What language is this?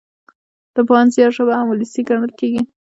Pashto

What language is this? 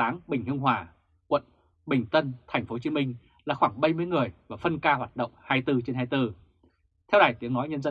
Vietnamese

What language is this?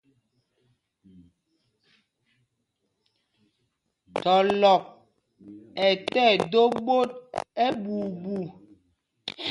Mpumpong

